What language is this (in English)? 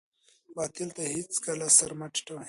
Pashto